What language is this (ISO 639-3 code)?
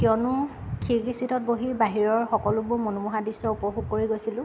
asm